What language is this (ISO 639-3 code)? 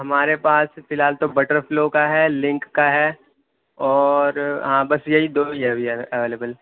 urd